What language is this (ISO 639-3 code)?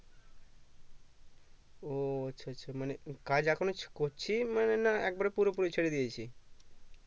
ben